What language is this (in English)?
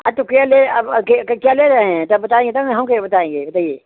Hindi